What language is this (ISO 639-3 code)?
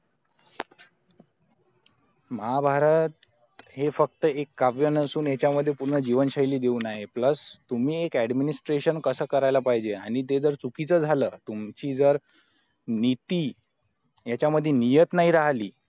mar